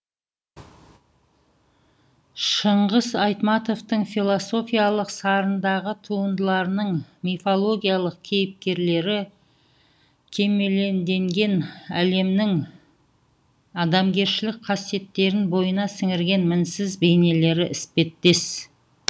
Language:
Kazakh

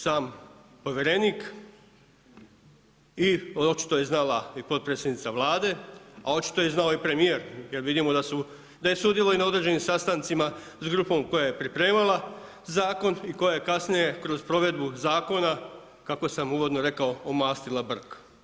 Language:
Croatian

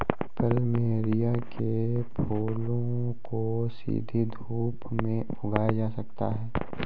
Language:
Hindi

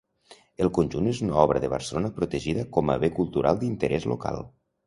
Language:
Catalan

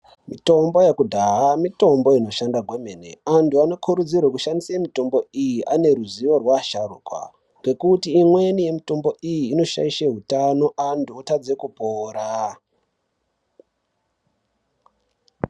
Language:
Ndau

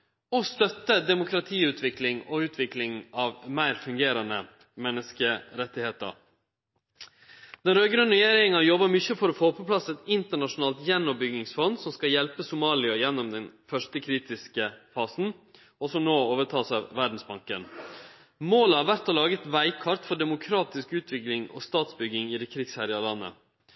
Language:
Norwegian Nynorsk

